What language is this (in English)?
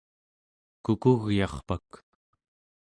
Central Yupik